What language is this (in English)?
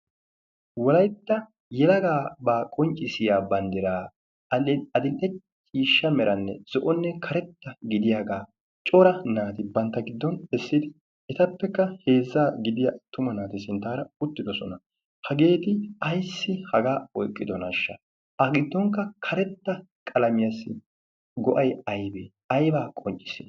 Wolaytta